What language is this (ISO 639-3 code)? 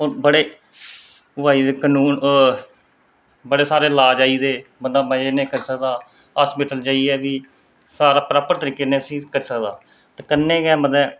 doi